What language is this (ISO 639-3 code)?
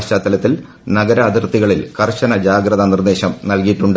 mal